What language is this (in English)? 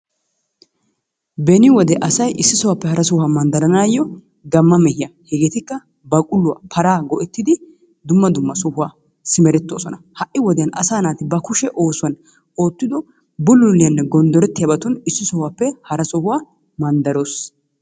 Wolaytta